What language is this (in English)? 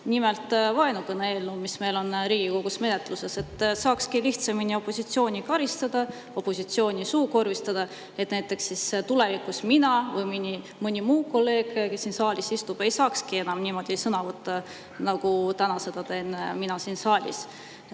Estonian